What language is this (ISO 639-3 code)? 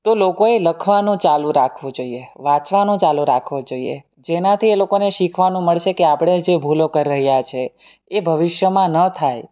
guj